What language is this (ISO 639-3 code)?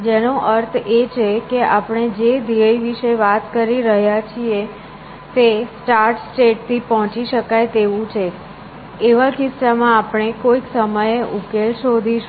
guj